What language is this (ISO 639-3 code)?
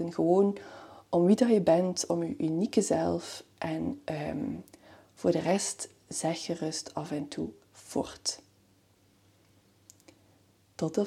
nld